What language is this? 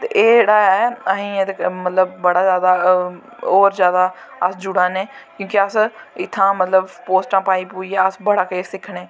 Dogri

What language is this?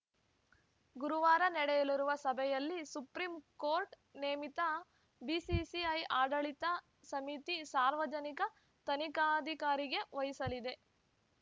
Kannada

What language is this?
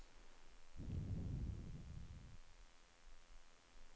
Swedish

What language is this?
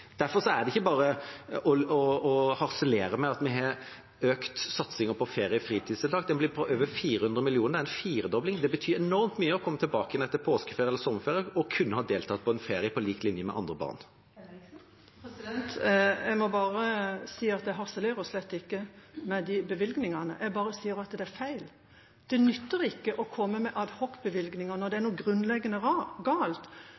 Norwegian Bokmål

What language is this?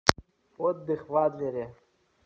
Russian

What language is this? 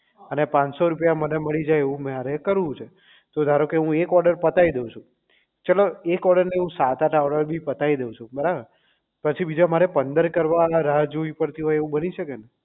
Gujarati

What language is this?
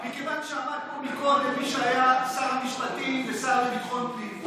Hebrew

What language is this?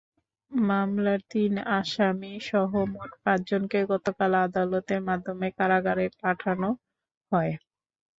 Bangla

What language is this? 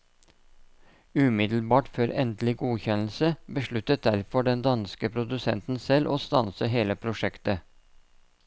Norwegian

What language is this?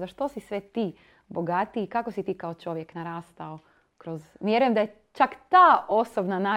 Croatian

